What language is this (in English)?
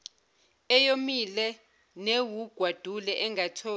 Zulu